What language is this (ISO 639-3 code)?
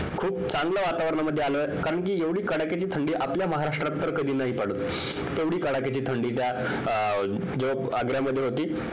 mar